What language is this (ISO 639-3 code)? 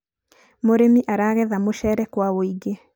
kik